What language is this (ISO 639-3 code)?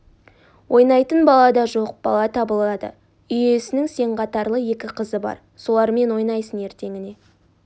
kaz